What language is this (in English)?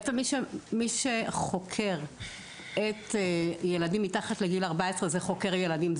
Hebrew